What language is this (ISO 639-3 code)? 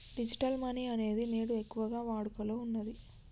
tel